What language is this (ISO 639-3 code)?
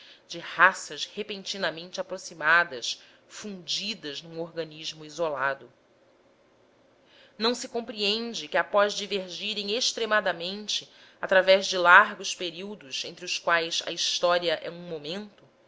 por